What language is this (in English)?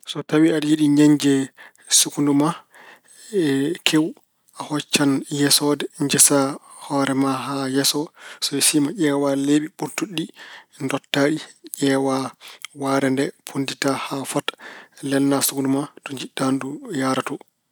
Fula